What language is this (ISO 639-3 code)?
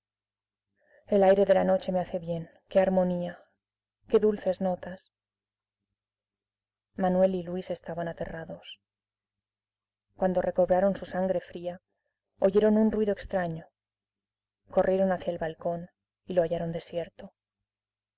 spa